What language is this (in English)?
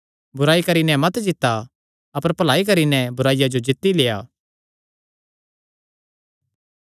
Kangri